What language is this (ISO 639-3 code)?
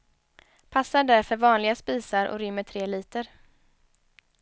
swe